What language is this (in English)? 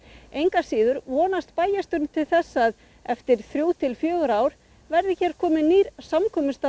Icelandic